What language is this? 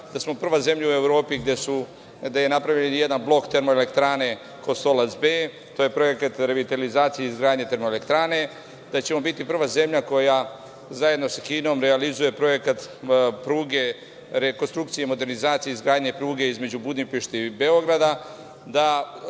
Serbian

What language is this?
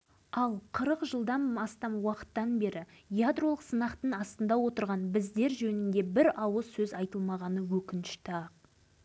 Kazakh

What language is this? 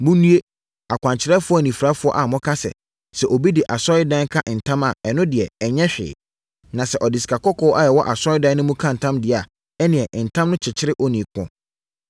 Akan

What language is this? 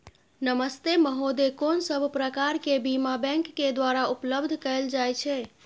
Maithili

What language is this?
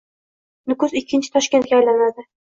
Uzbek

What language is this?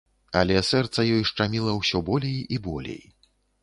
Belarusian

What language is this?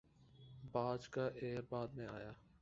Urdu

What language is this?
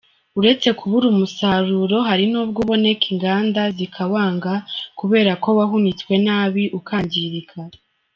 Kinyarwanda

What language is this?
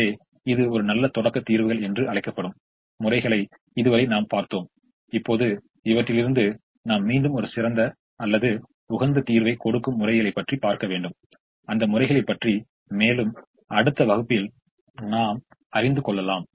Tamil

